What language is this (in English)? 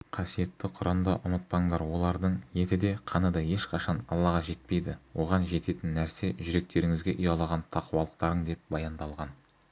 Kazakh